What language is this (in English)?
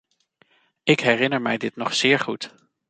Dutch